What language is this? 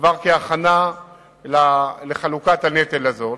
Hebrew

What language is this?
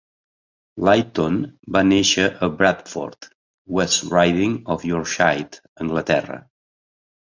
Catalan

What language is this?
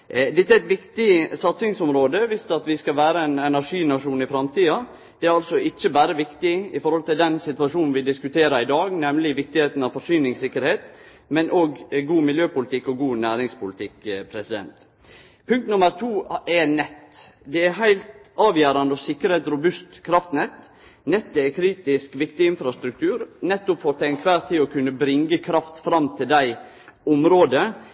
Norwegian Nynorsk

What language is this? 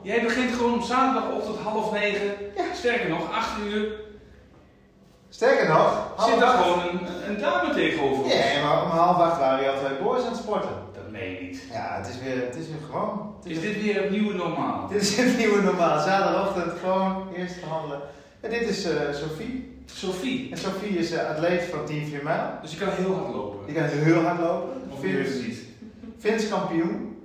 Dutch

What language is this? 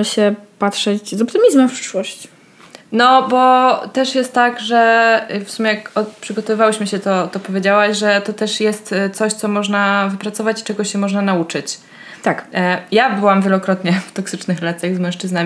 Polish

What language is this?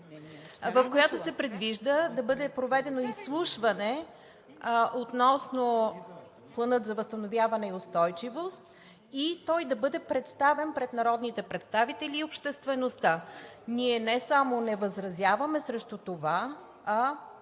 Bulgarian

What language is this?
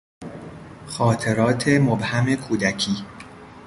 Persian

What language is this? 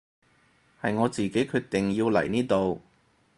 Cantonese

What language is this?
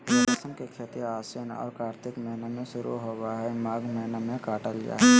Magahi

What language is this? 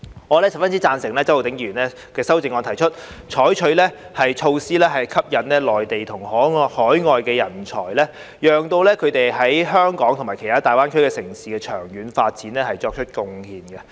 Cantonese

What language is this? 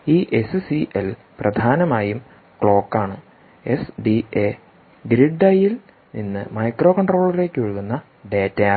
Malayalam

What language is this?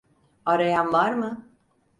Turkish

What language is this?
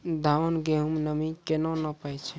Maithili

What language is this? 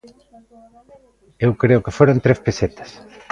Galician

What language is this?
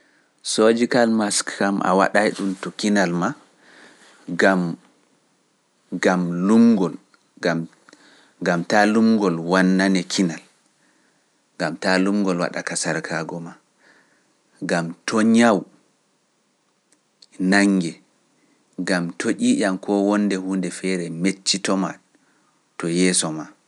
Pular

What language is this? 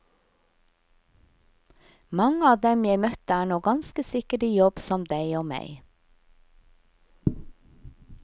Norwegian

